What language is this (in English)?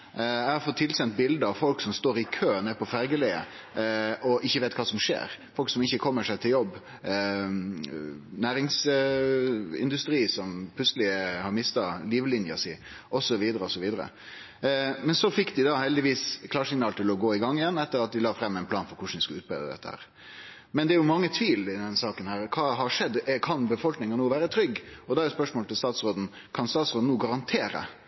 Norwegian Nynorsk